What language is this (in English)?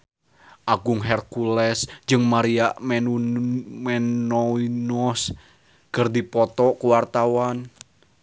Sundanese